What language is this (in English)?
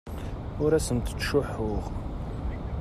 Kabyle